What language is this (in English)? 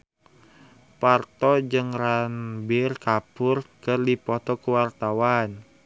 Sundanese